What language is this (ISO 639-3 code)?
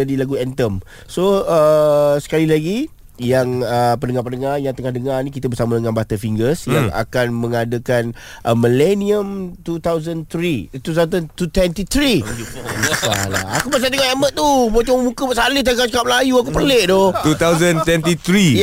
msa